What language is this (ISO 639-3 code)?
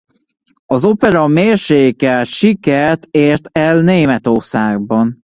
hun